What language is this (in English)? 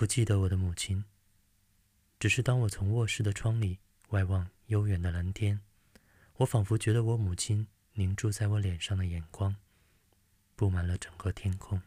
Chinese